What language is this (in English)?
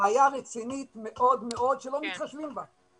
Hebrew